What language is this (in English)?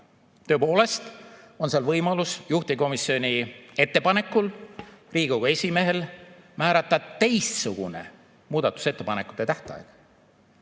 Estonian